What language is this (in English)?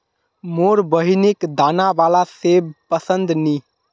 Magahi